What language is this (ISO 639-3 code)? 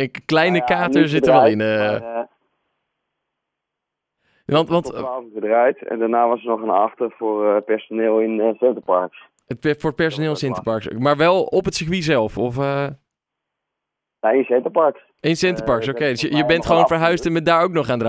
nld